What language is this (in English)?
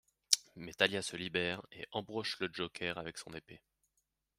French